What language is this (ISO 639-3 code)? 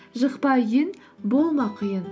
kaz